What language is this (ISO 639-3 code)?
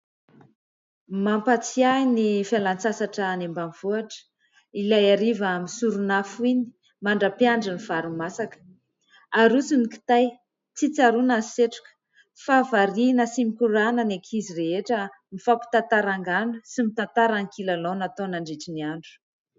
mlg